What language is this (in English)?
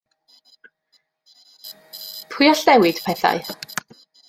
Welsh